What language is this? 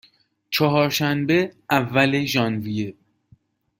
Persian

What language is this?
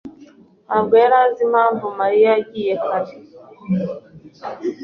Kinyarwanda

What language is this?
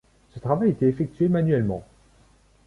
French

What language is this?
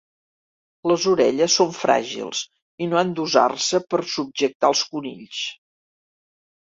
Catalan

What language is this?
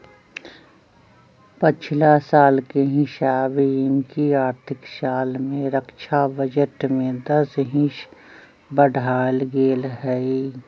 Magahi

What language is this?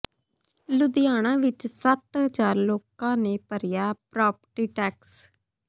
Punjabi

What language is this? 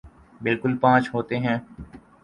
Urdu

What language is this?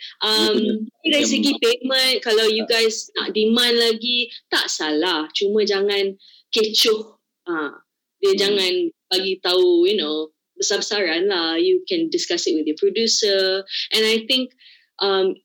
Malay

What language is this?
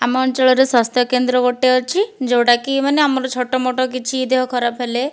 Odia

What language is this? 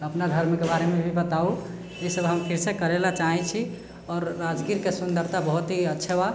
Maithili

